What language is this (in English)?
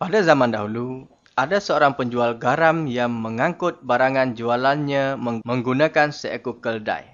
Malay